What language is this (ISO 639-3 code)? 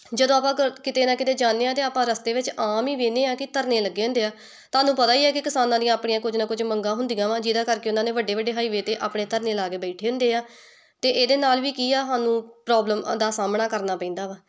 pan